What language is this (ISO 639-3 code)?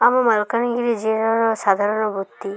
ori